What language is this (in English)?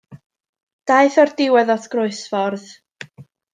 Welsh